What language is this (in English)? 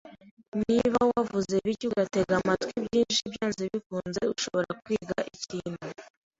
Kinyarwanda